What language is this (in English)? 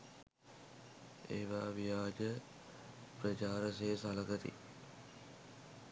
Sinhala